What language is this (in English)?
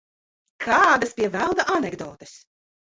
Latvian